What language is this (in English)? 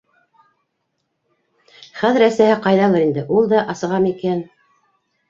Bashkir